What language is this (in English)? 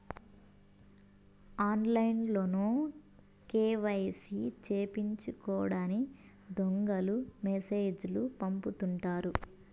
Telugu